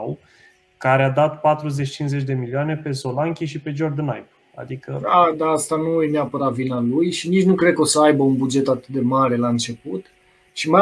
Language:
Romanian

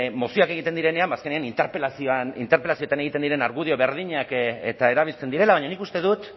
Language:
Basque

